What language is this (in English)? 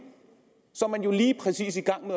Danish